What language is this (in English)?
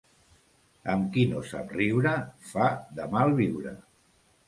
Catalan